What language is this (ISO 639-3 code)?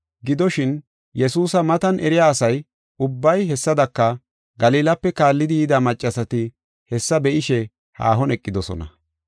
gof